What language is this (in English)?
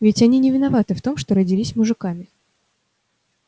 Russian